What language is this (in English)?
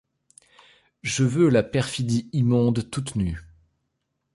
French